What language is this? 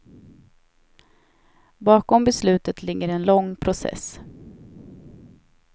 Swedish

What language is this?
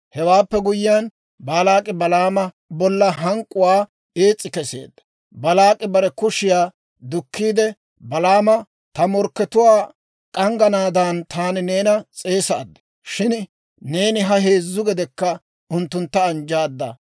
Dawro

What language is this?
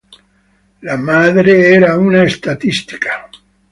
Italian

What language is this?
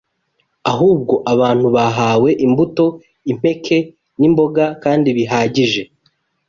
Kinyarwanda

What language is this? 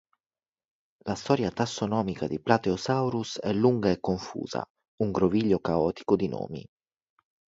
Italian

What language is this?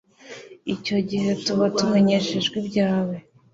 Kinyarwanda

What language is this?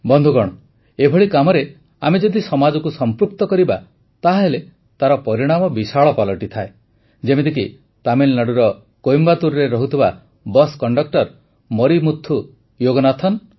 Odia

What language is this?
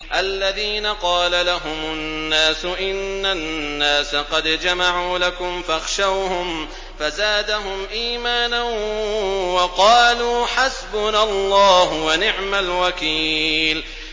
Arabic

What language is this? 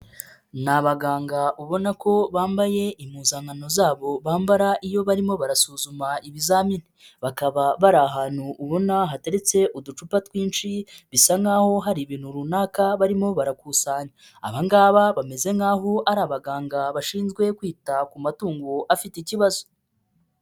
Kinyarwanda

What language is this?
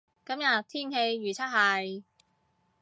Cantonese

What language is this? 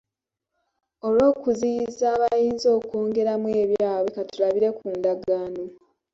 Ganda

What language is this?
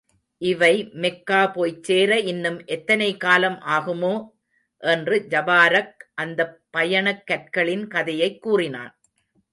Tamil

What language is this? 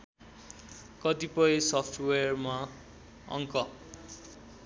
Nepali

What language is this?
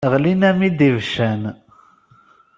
Kabyle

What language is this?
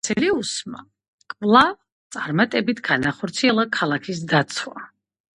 Georgian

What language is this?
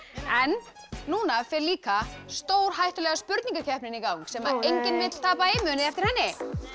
Icelandic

